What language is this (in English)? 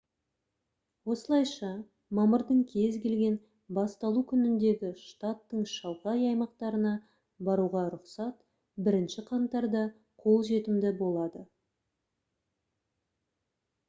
Kazakh